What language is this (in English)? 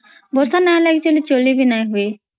Odia